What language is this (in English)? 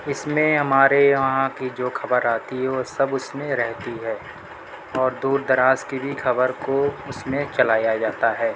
Urdu